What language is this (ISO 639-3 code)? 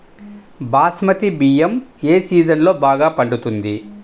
tel